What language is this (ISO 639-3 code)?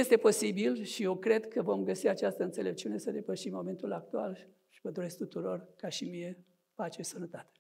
ron